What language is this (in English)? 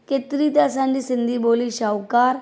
Sindhi